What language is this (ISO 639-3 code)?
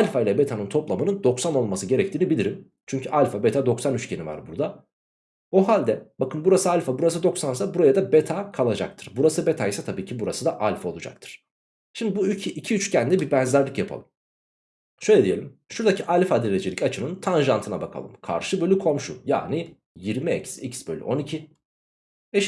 tur